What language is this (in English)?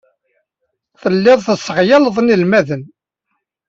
Kabyle